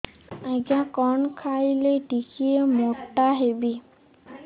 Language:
Odia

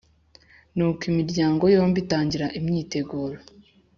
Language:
Kinyarwanda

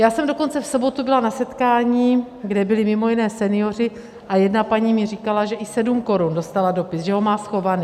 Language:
Czech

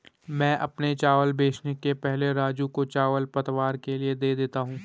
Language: Hindi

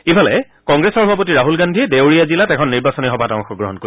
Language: Assamese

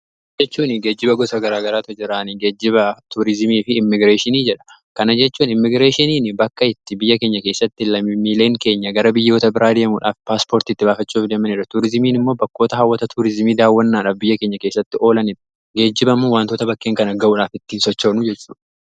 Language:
Oromo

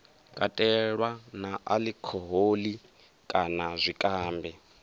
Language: Venda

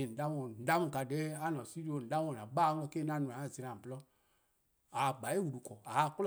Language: Eastern Krahn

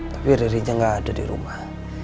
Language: Indonesian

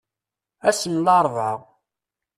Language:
Kabyle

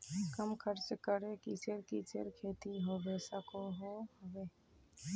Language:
Magahi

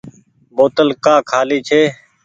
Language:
Goaria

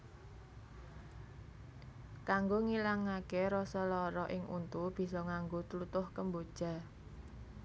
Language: Javanese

